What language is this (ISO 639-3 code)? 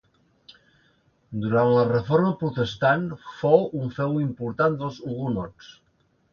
cat